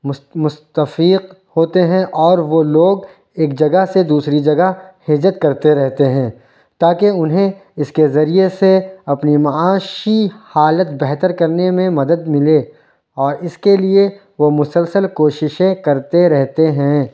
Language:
Urdu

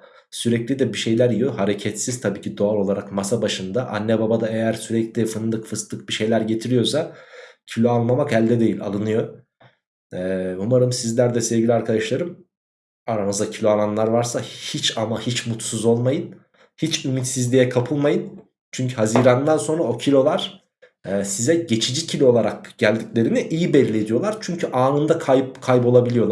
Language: Turkish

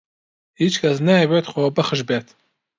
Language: Central Kurdish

